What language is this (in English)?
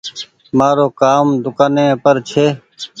Goaria